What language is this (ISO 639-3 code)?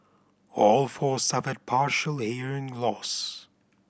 eng